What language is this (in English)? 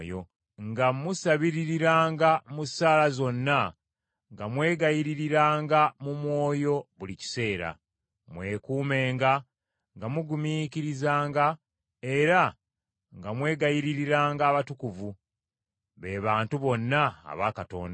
Ganda